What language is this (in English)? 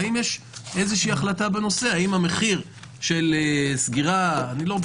Hebrew